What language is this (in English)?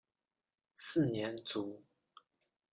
Chinese